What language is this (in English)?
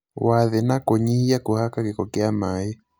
Kikuyu